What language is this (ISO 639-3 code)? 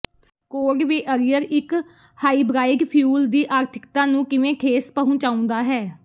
pan